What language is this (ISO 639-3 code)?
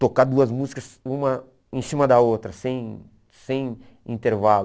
por